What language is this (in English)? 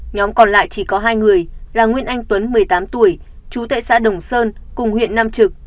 Vietnamese